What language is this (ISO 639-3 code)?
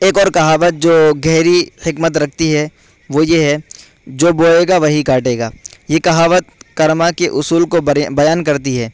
urd